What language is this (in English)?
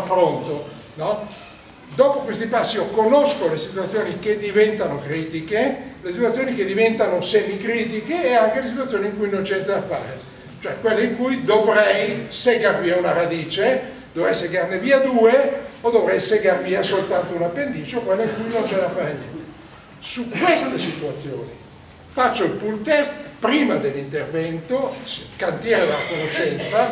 Italian